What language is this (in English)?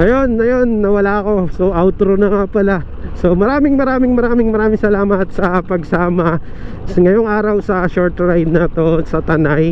Filipino